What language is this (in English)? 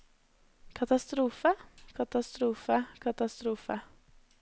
Norwegian